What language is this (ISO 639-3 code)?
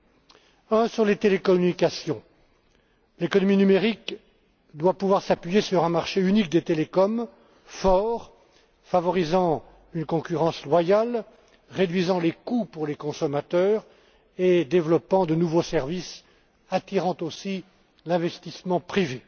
fra